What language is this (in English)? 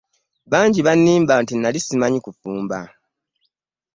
Ganda